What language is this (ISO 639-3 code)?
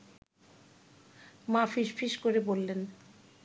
ben